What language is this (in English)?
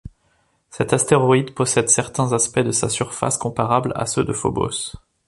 French